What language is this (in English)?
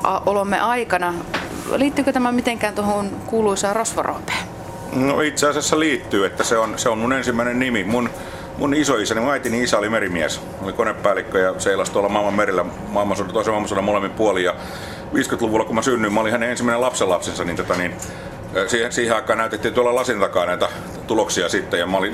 Finnish